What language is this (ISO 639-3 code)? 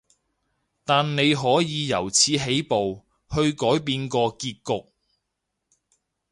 yue